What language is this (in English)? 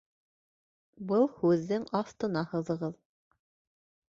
Bashkir